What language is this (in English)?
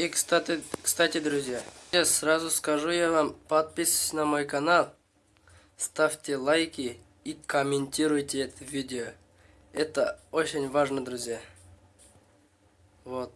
Russian